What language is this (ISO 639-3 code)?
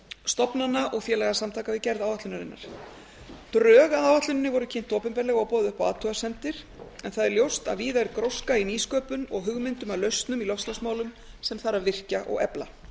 isl